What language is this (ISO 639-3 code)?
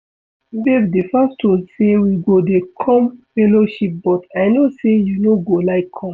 pcm